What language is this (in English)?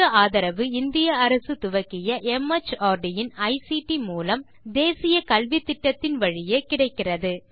Tamil